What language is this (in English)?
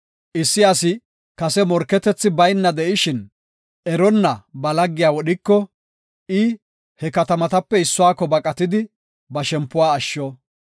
Gofa